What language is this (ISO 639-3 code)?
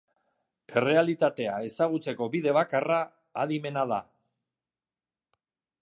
eus